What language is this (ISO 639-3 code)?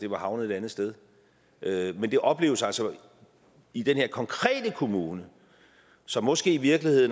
dan